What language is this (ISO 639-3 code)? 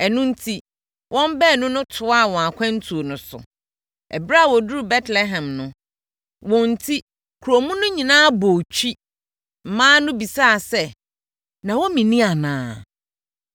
aka